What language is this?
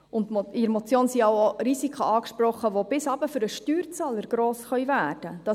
Swiss German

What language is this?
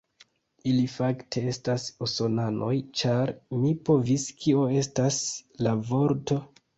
Esperanto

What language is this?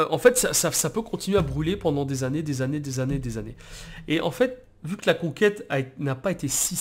French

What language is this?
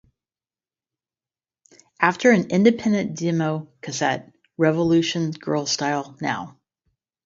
English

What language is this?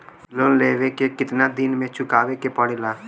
Bhojpuri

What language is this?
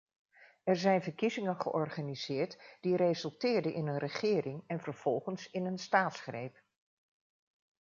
Dutch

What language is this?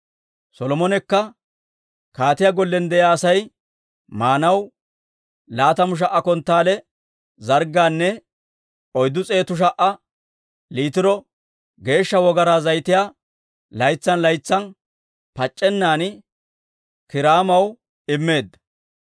Dawro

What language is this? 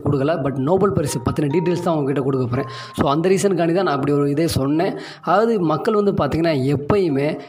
Tamil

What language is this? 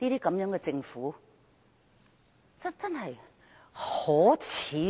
Cantonese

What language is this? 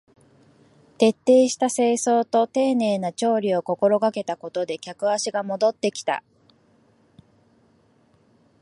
Japanese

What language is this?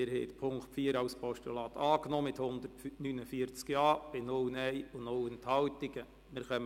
Swiss German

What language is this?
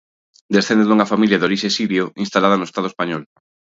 Galician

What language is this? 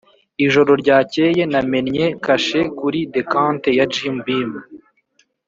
Kinyarwanda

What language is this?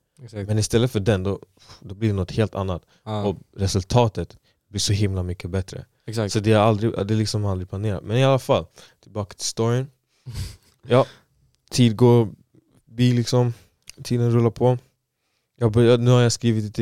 Swedish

